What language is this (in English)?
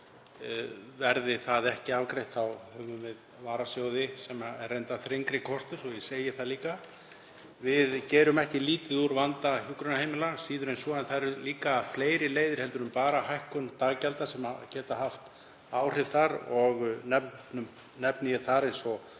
Icelandic